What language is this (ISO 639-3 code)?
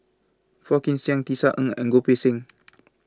eng